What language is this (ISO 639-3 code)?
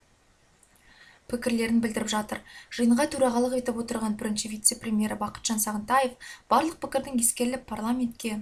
kaz